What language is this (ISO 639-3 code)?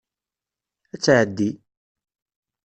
kab